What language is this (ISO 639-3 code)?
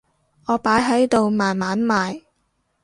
yue